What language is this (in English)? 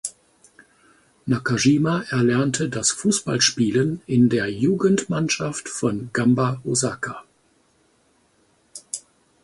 German